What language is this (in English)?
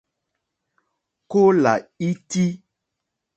Mokpwe